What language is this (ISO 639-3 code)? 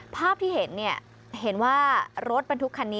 tha